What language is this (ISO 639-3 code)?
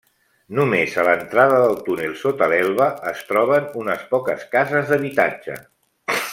cat